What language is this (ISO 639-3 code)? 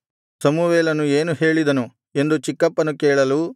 kan